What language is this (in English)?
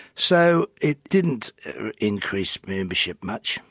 English